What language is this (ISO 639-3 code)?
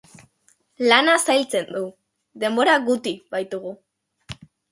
eus